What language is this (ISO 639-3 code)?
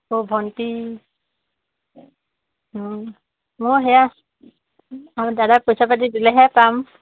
asm